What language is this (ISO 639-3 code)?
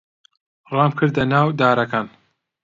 ckb